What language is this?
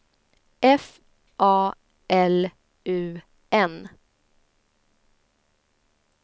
Swedish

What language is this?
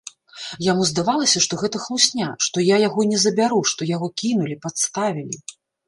Belarusian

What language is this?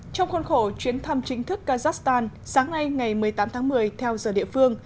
Vietnamese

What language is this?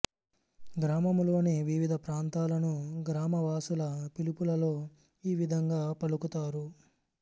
Telugu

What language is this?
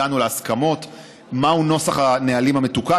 Hebrew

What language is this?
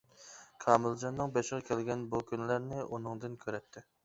Uyghur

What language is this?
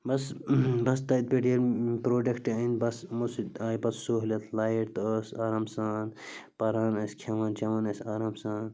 Kashmiri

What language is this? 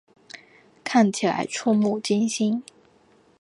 Chinese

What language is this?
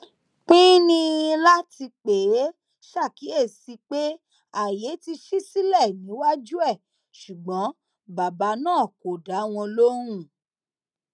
Yoruba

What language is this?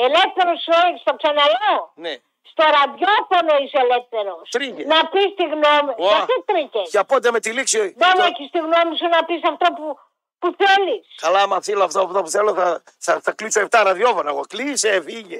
Greek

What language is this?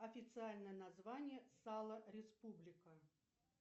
Russian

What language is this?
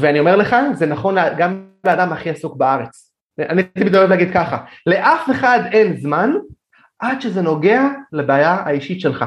Hebrew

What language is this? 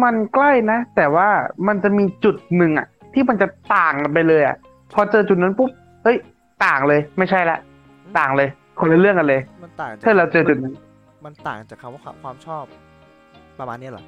Thai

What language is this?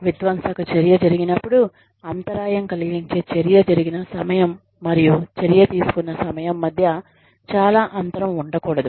Telugu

